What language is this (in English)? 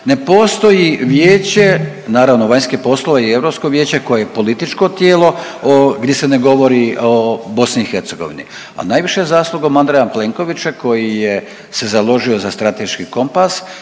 Croatian